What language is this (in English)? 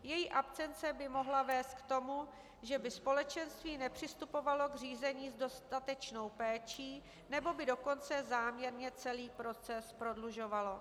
Czech